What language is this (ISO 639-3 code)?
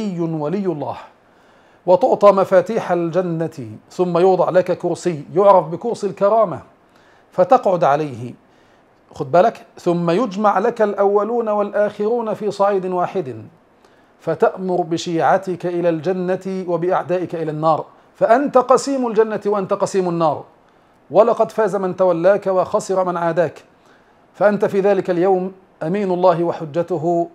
ara